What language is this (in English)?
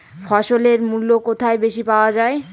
Bangla